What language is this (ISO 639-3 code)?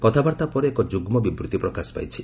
ori